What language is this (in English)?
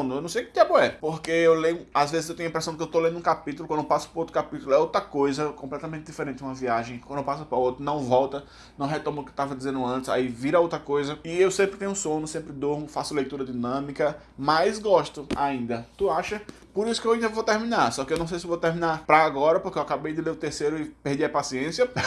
Portuguese